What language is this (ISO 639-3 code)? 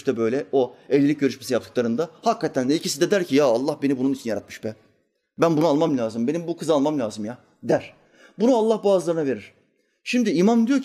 tur